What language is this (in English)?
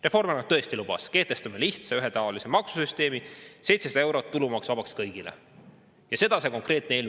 Estonian